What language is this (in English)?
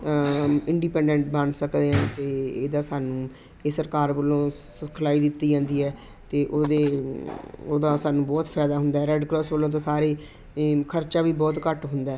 Punjabi